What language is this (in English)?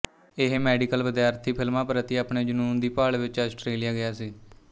Punjabi